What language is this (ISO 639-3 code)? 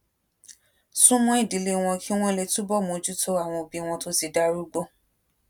yor